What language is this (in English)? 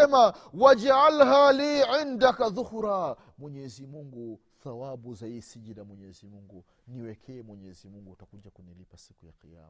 Swahili